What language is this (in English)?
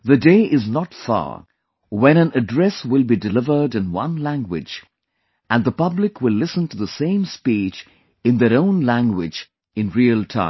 English